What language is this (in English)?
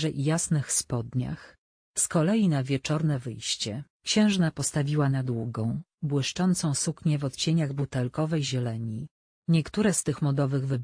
Polish